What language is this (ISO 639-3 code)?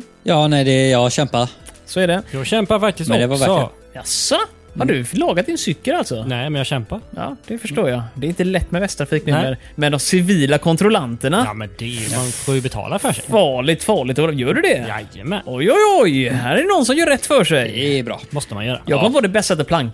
swe